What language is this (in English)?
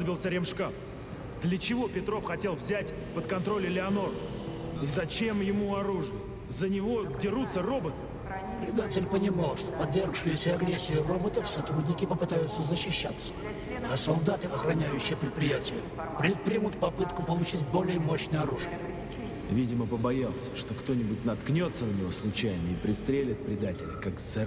Russian